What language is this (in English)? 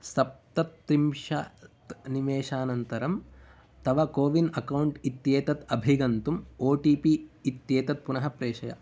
Sanskrit